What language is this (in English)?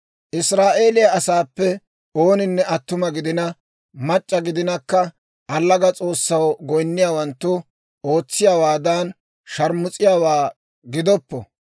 Dawro